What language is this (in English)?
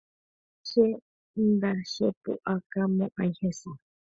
Guarani